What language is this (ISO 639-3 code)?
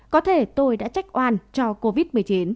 vie